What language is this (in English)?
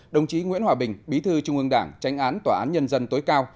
Vietnamese